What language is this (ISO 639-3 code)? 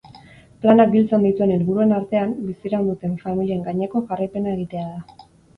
eus